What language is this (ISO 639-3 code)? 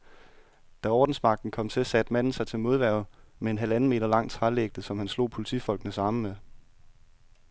dan